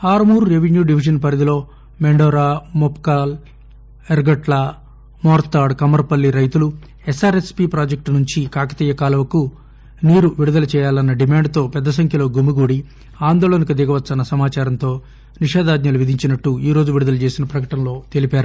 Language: Telugu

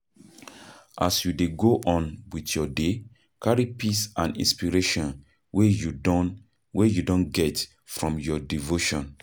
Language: Nigerian Pidgin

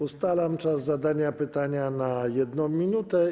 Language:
Polish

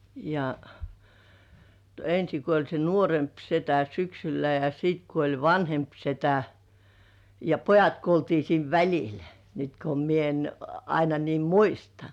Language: Finnish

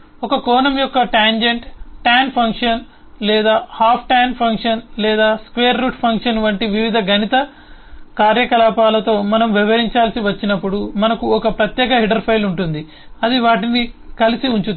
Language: Telugu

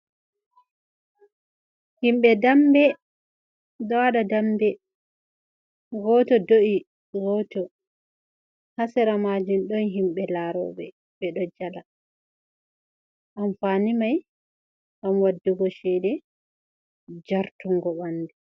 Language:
Fula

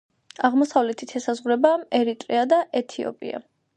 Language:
Georgian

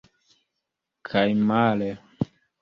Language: Esperanto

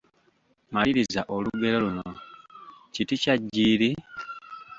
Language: Ganda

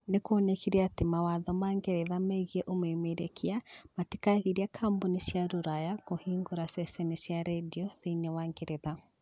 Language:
Kikuyu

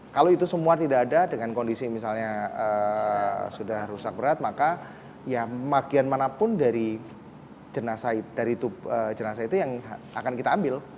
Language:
Indonesian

